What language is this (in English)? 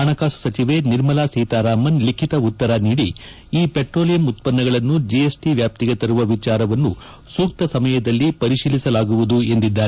Kannada